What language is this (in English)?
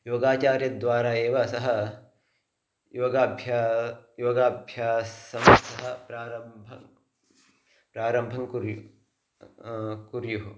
Sanskrit